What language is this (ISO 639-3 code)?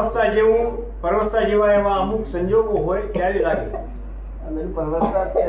guj